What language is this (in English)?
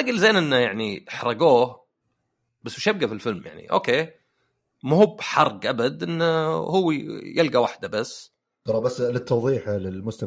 Arabic